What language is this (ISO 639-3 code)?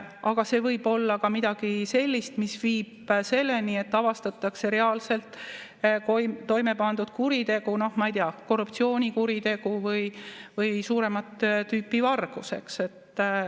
est